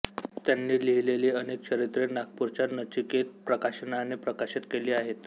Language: Marathi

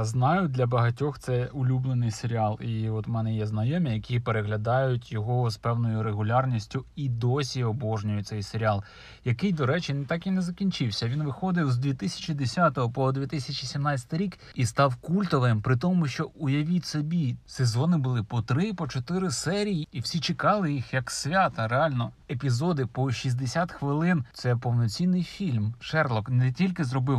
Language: Ukrainian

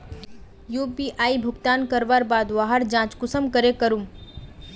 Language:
Magahi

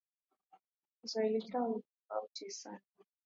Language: Swahili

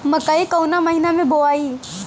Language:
Bhojpuri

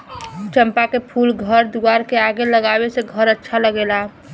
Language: Bhojpuri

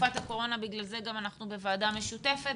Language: Hebrew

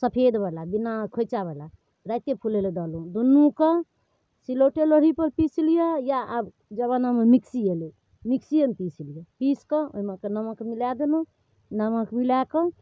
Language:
Maithili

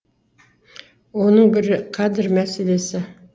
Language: Kazakh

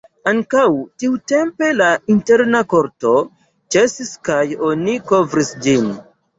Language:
Esperanto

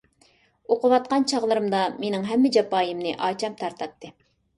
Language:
Uyghur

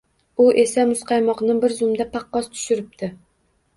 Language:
Uzbek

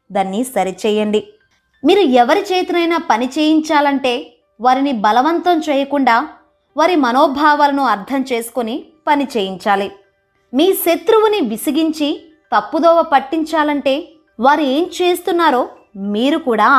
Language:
Telugu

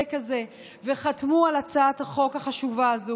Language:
Hebrew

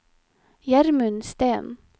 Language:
Norwegian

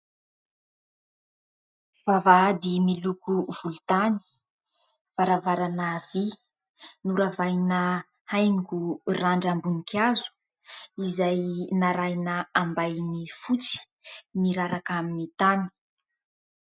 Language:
Malagasy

